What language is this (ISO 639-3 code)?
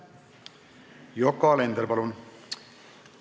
est